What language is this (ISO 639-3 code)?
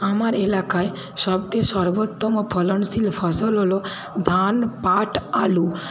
ben